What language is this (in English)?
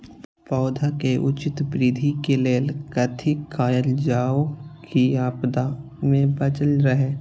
Maithili